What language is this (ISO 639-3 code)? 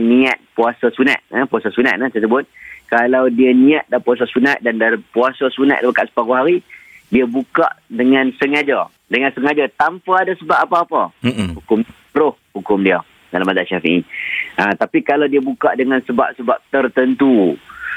msa